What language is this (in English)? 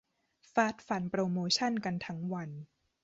Thai